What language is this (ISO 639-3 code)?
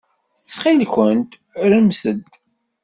kab